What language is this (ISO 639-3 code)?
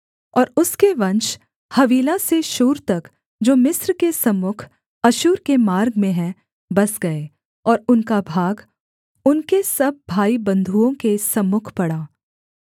hin